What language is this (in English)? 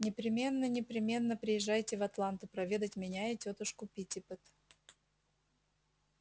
Russian